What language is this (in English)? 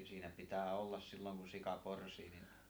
Finnish